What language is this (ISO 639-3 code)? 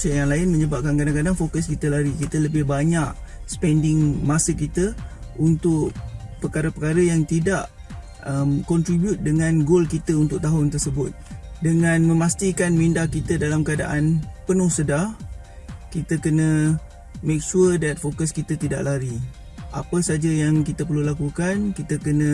msa